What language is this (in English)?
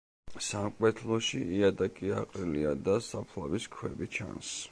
Georgian